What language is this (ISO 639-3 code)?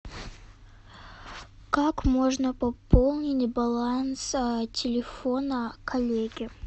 rus